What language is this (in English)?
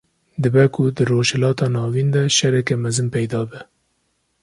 Kurdish